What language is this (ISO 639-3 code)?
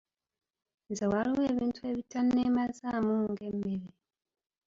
lug